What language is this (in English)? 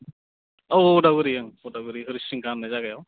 Bodo